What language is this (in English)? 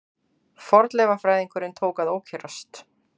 Icelandic